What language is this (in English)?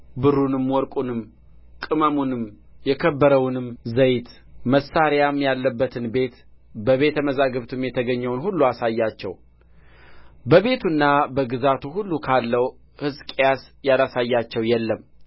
Amharic